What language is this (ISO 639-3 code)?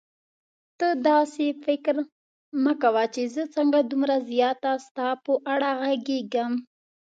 pus